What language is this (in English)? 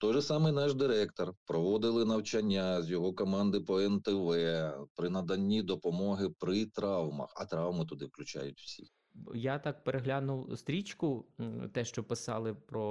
Ukrainian